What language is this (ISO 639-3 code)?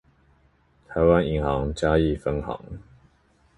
zho